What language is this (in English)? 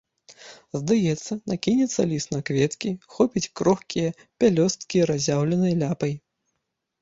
Belarusian